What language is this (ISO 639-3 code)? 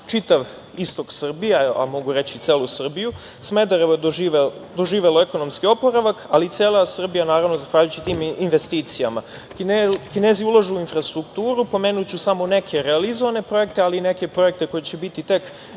srp